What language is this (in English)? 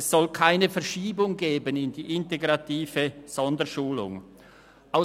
Swiss German